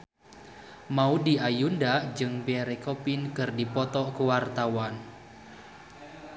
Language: Sundanese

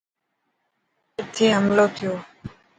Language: Dhatki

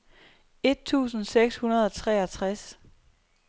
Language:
Danish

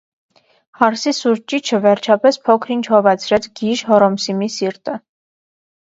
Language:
Armenian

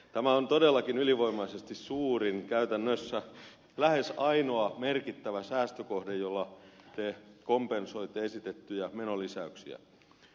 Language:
Finnish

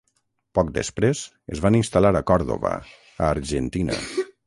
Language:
Catalan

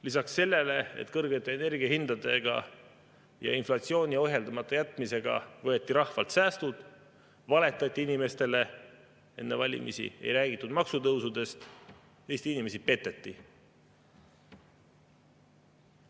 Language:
Estonian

